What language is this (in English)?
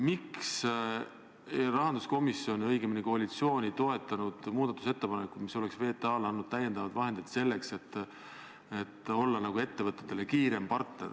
Estonian